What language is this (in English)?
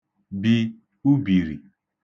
Igbo